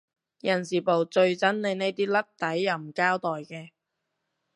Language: Cantonese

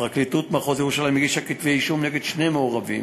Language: Hebrew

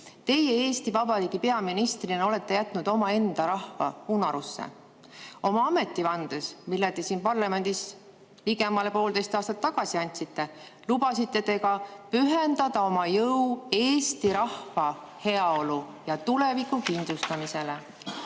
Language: Estonian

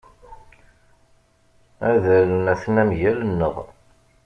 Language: Kabyle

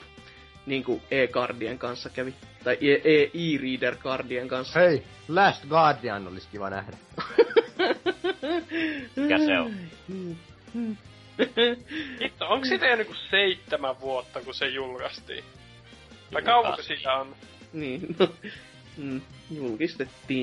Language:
Finnish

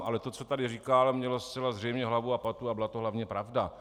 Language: Czech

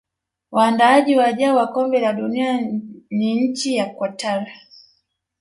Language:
Swahili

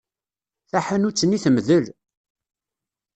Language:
Kabyle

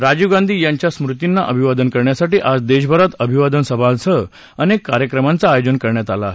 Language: Marathi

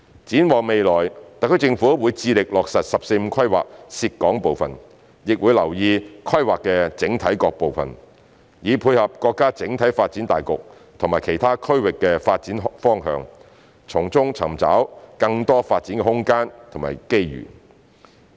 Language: Cantonese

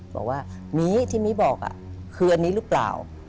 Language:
Thai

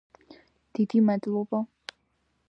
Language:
Georgian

